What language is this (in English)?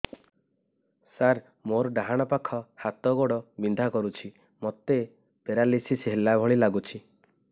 Odia